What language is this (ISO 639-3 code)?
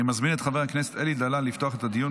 heb